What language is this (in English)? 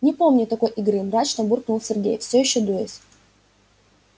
Russian